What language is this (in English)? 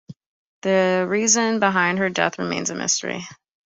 English